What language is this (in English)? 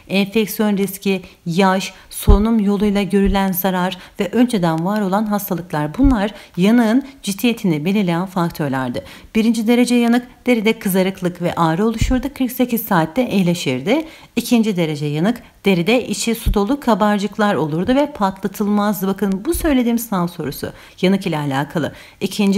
Turkish